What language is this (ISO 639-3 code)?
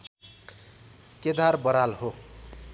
nep